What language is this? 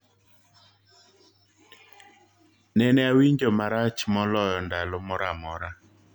Luo (Kenya and Tanzania)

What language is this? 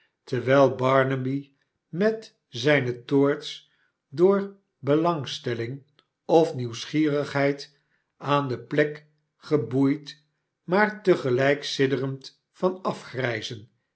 Dutch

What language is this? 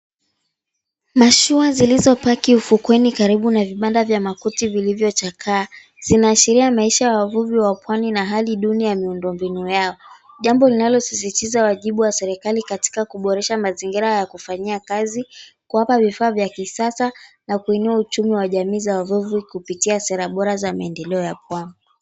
Swahili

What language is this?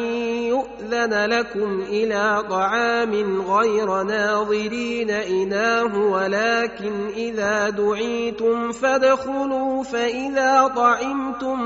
Arabic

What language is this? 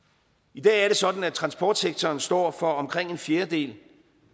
Danish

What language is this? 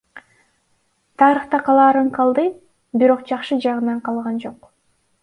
Kyrgyz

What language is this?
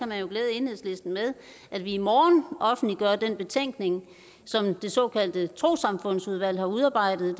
Danish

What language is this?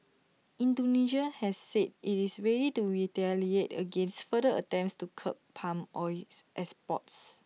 English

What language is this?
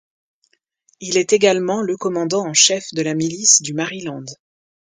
French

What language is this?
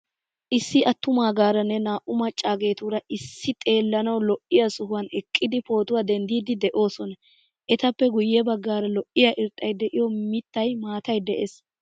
Wolaytta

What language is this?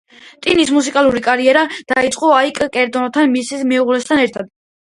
Georgian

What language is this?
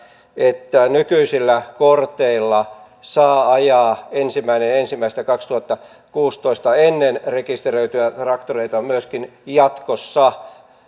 Finnish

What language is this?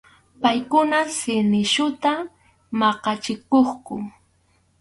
Arequipa-La Unión Quechua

